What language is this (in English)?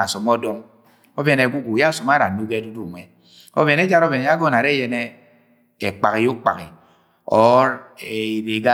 Agwagwune